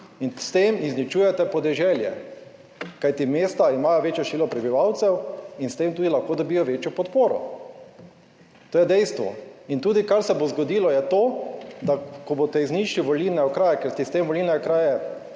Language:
Slovenian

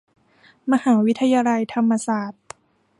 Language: Thai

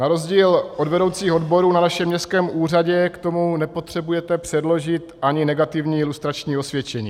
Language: Czech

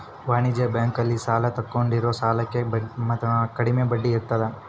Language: Kannada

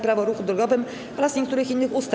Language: Polish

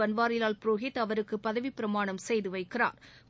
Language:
Tamil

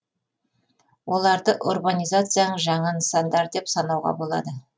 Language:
Kazakh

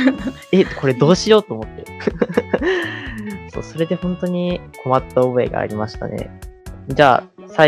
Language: Japanese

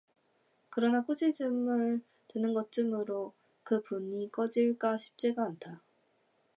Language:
Korean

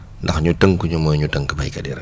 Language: Wolof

